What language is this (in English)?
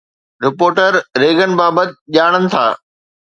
Sindhi